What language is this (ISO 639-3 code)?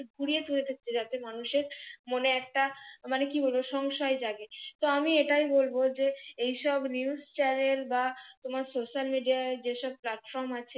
ben